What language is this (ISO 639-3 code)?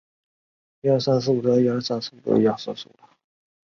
zho